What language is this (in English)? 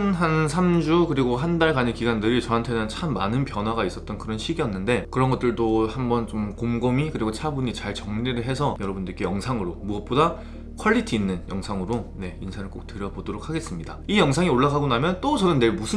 Korean